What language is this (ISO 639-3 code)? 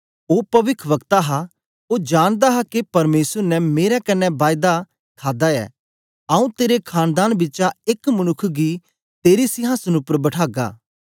doi